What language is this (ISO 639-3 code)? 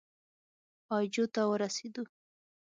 pus